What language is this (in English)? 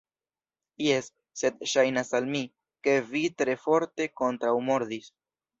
Esperanto